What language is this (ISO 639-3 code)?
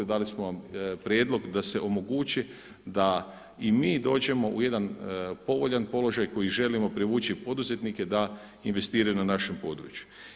hrv